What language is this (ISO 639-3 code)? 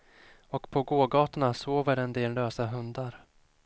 swe